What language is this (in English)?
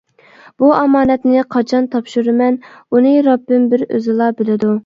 Uyghur